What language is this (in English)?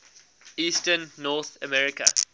English